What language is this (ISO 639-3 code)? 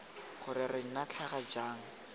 tsn